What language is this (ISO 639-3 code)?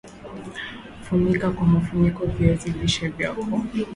swa